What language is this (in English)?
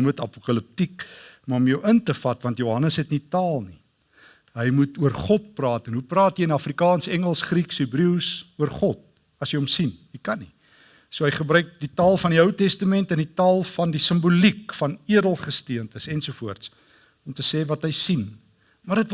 Dutch